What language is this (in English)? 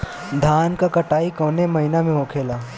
Bhojpuri